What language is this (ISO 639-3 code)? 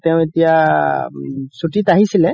asm